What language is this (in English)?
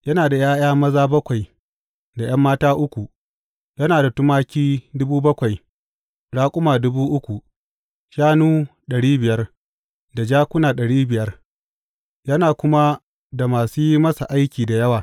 Hausa